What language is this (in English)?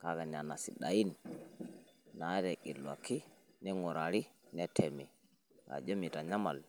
Masai